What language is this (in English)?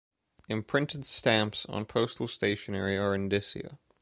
English